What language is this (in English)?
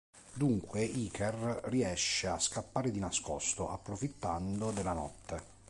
Italian